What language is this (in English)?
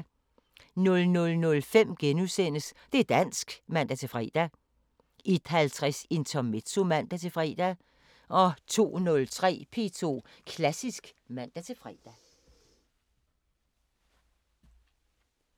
Danish